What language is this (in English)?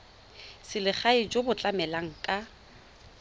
Tswana